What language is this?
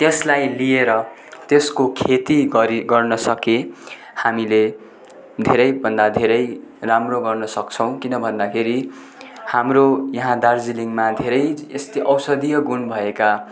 Nepali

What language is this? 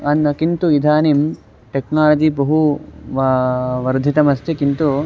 Sanskrit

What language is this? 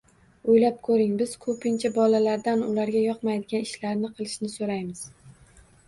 Uzbek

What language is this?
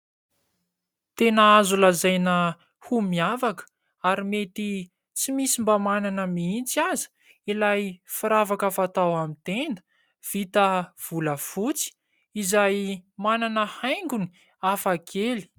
Malagasy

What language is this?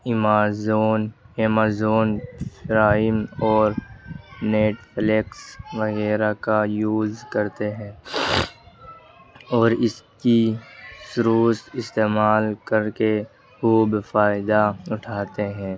Urdu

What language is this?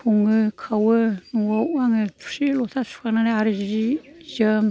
Bodo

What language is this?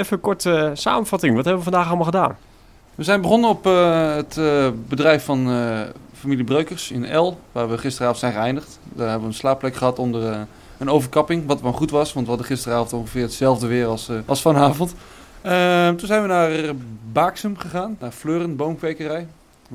Dutch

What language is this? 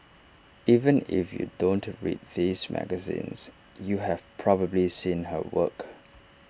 English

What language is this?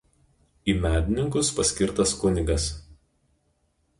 Lithuanian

